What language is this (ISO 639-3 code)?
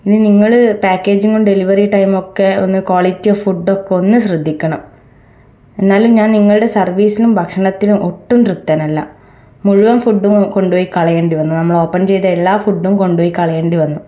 mal